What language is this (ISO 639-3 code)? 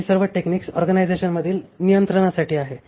mar